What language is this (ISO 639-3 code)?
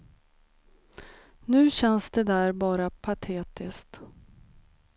swe